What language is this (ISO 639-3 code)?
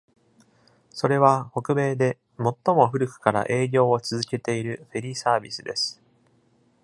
jpn